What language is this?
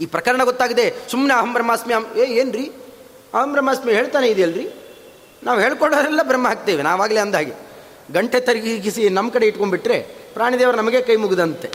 Kannada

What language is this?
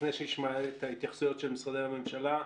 Hebrew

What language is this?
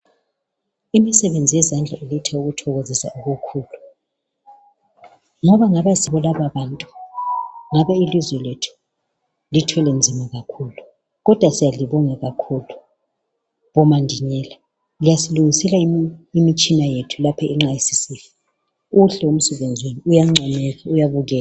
North Ndebele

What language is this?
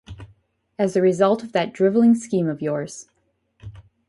English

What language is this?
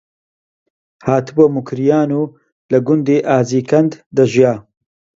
Central Kurdish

